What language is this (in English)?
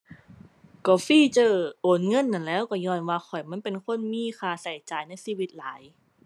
Thai